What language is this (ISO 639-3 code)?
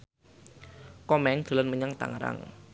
jav